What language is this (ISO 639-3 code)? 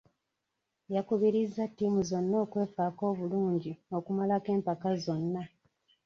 lug